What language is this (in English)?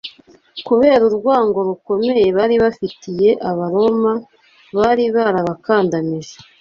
Kinyarwanda